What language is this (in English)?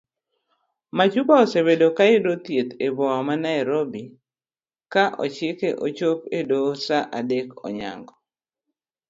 Luo (Kenya and Tanzania)